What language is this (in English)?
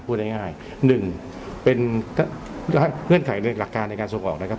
Thai